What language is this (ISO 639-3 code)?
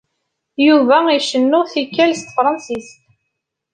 kab